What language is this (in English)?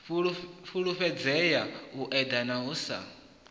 Venda